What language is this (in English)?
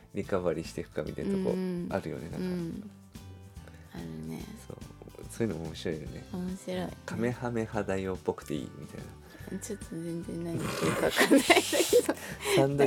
Japanese